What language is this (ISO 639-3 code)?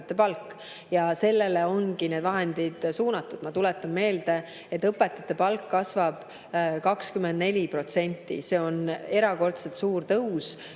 est